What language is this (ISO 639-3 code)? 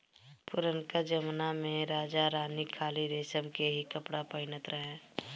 bho